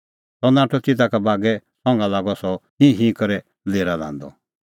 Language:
Kullu Pahari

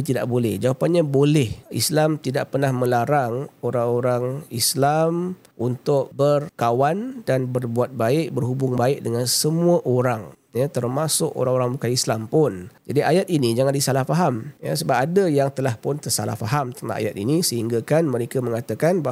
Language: Malay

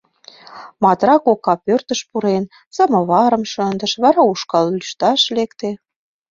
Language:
Mari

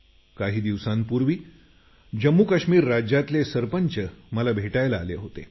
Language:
Marathi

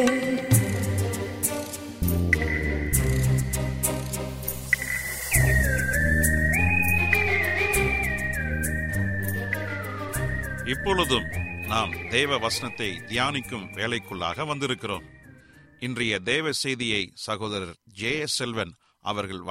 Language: Tamil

